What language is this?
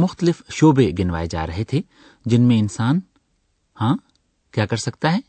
Urdu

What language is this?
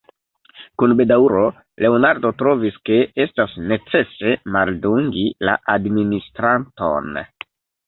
Esperanto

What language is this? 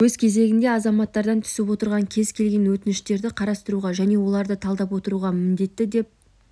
Kazakh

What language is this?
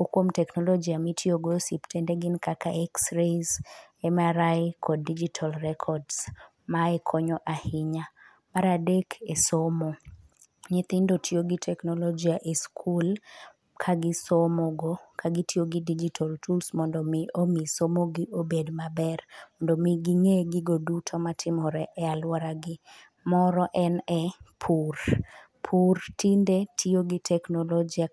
Luo (Kenya and Tanzania)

